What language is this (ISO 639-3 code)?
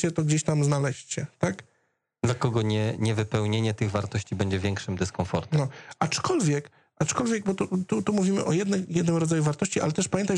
pol